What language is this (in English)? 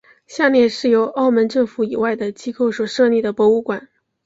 Chinese